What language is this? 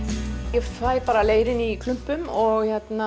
Icelandic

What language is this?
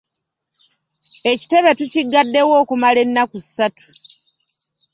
Ganda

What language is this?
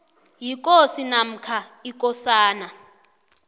South Ndebele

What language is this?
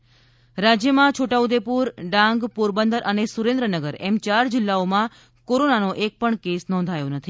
Gujarati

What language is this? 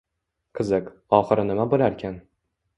Uzbek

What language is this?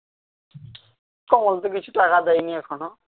Bangla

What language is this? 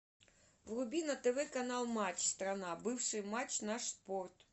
Russian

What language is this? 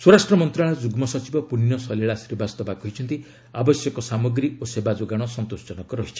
Odia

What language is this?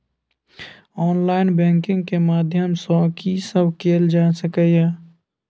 Maithili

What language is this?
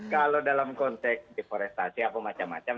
Indonesian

